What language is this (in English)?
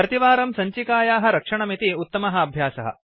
Sanskrit